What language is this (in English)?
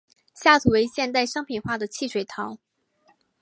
Chinese